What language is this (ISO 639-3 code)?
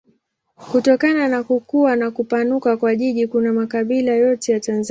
swa